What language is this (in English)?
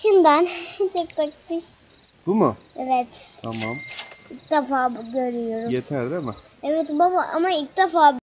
Turkish